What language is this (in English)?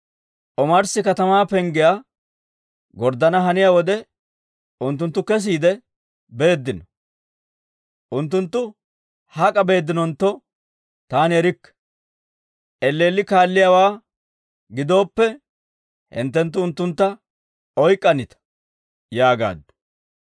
Dawro